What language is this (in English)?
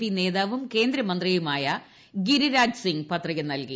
Malayalam